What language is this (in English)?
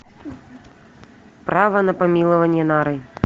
Russian